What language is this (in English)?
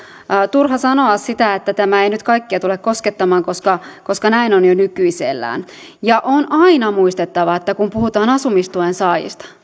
Finnish